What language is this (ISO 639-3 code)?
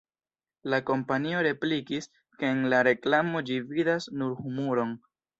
epo